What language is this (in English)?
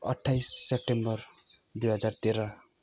Nepali